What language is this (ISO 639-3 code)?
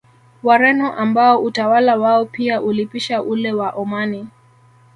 swa